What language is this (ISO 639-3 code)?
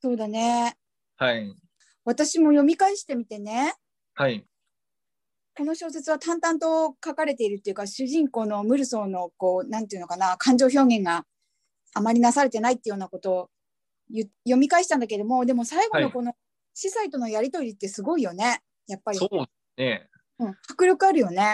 jpn